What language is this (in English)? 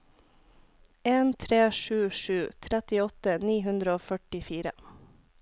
Norwegian